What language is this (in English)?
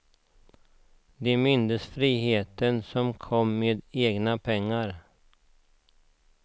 Swedish